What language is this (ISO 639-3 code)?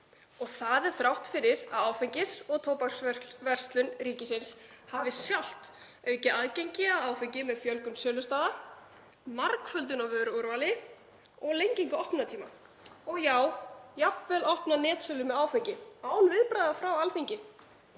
isl